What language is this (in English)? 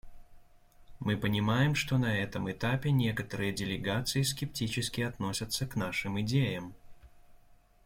Russian